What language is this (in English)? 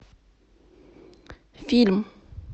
Russian